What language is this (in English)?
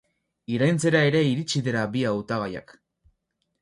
Basque